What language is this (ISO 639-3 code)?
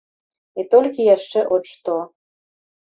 bel